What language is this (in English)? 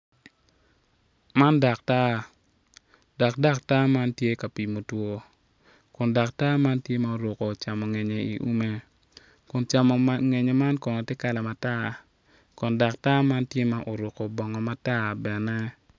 Acoli